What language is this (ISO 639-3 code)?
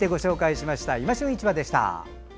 jpn